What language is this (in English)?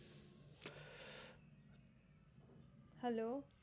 Gujarati